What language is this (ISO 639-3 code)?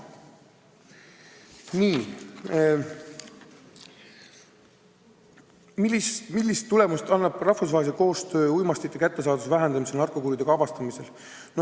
est